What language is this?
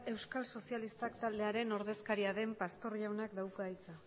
Basque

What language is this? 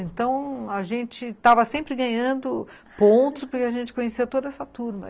Portuguese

